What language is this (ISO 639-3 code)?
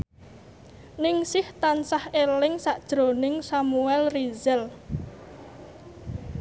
jav